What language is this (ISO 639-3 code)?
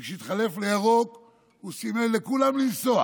heb